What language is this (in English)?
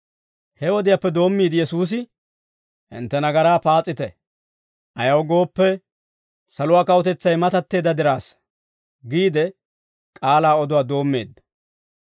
Dawro